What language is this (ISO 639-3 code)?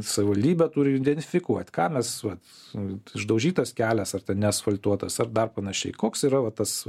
lit